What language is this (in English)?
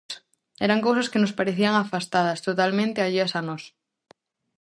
Galician